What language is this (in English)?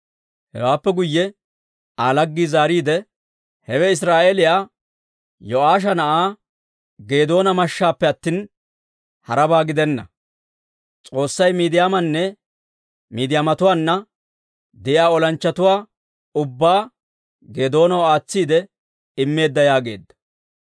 Dawro